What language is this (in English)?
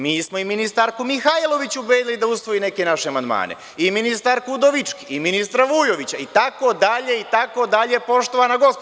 Serbian